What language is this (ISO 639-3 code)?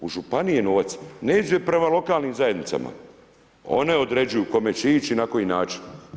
hrv